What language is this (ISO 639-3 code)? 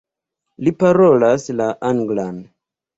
epo